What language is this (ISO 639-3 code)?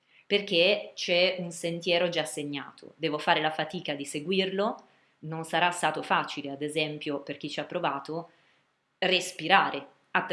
ita